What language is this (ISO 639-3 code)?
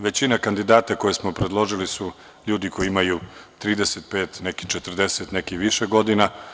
srp